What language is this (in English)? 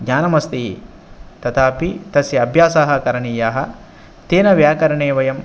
Sanskrit